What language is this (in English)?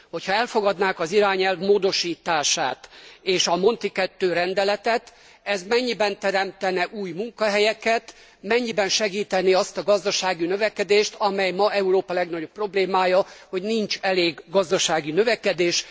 Hungarian